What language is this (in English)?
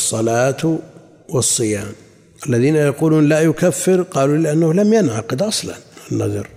Arabic